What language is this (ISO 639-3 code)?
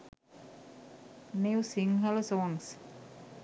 sin